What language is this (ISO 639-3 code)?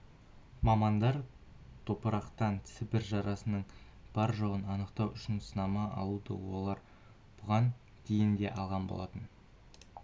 kaz